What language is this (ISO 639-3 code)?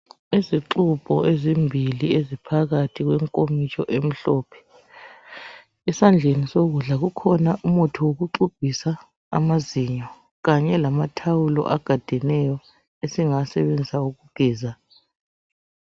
nde